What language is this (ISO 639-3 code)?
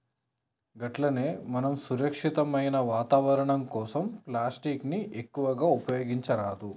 tel